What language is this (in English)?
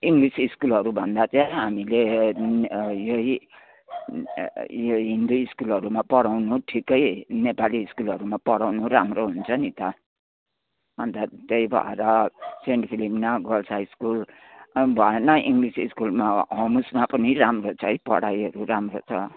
Nepali